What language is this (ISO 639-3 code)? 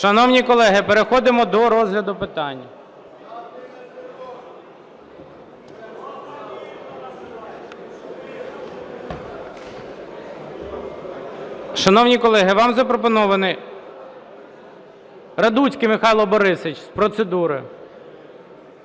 ukr